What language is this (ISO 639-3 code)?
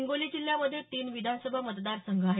mar